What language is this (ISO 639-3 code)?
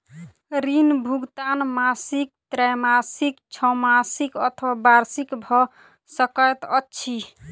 mai